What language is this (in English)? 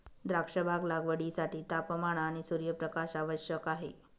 Marathi